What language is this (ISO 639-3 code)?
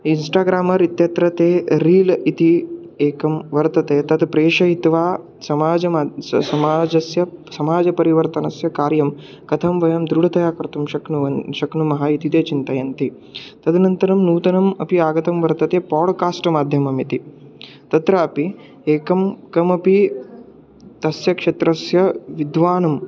san